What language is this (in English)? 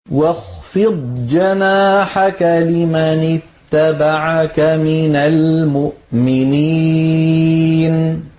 Arabic